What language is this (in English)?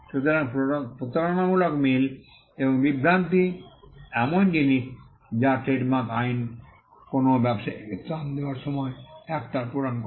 Bangla